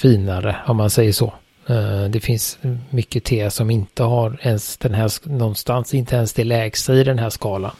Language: Swedish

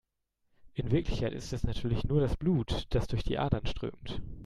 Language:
German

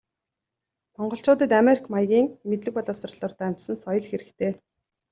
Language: Mongolian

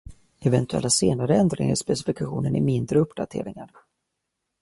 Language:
Swedish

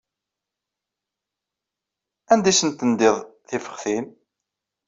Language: Kabyle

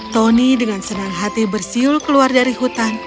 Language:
Indonesian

